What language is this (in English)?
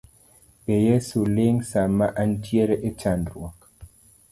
Luo (Kenya and Tanzania)